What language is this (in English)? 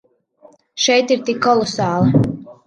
Latvian